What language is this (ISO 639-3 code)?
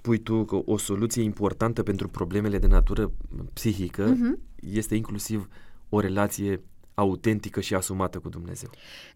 ron